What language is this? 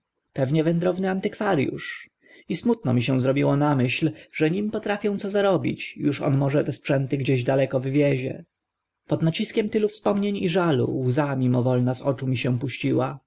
Polish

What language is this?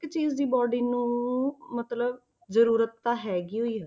Punjabi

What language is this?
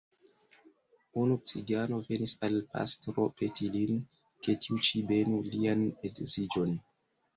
Esperanto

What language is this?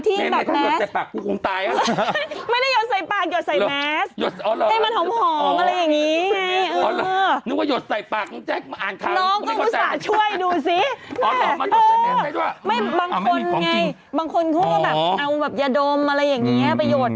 Thai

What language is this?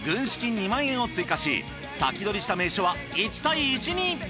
Japanese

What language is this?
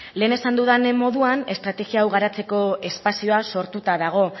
Basque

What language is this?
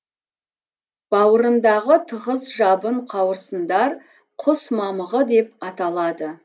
Kazakh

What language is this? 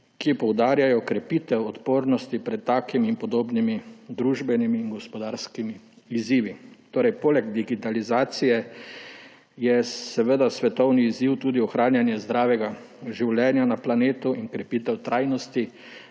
Slovenian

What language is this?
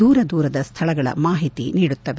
Kannada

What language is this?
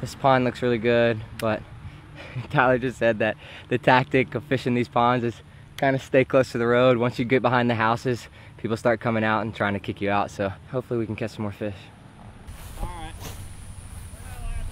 English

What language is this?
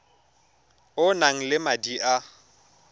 Tswana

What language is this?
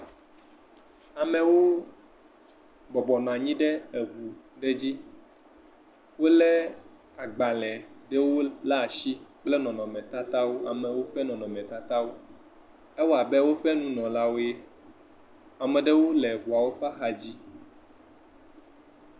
Ewe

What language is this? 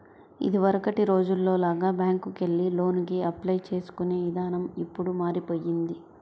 Telugu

